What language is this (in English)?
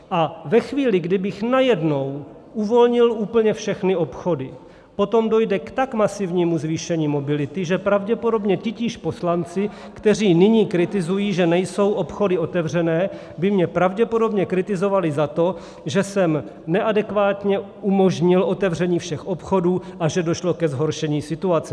Czech